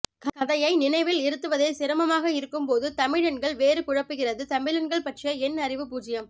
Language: Tamil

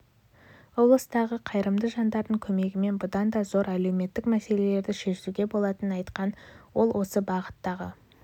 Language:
Kazakh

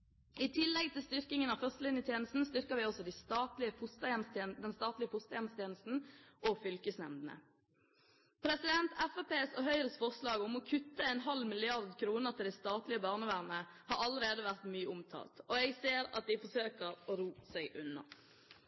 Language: Norwegian Bokmål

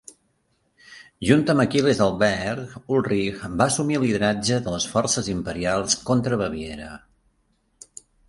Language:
Catalan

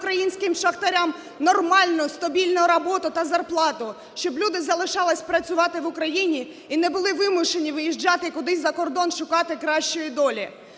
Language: Ukrainian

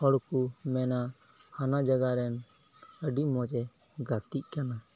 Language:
Santali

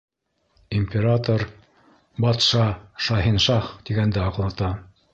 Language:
Bashkir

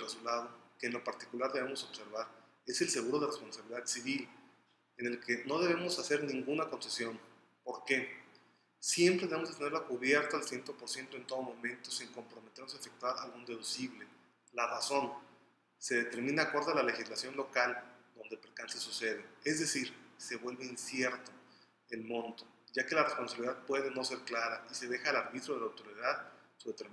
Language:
Spanish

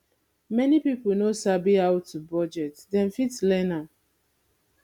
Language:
Nigerian Pidgin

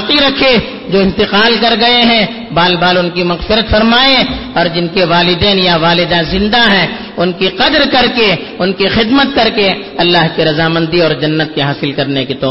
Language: Urdu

